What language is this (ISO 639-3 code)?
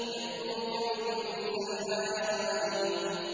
ara